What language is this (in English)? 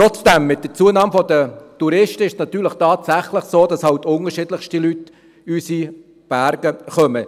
Swiss German